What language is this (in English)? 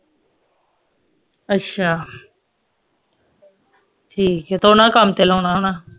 Punjabi